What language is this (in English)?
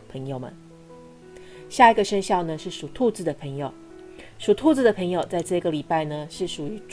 Chinese